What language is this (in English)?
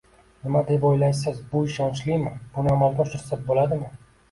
Uzbek